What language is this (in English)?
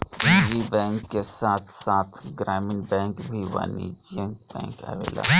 Bhojpuri